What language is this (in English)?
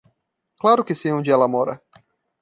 Portuguese